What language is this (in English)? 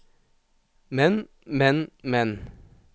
Norwegian